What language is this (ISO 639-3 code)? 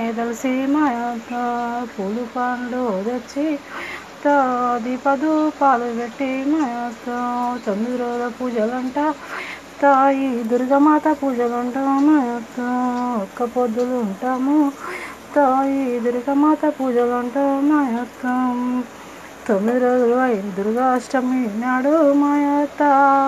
tel